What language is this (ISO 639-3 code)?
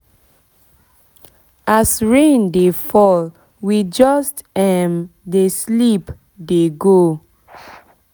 pcm